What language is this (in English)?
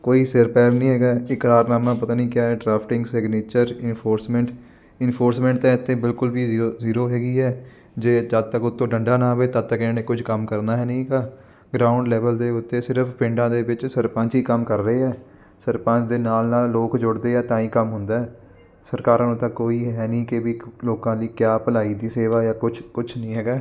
Punjabi